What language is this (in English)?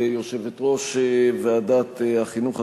Hebrew